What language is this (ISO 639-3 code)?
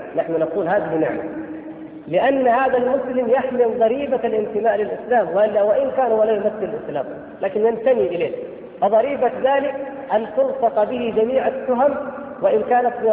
ara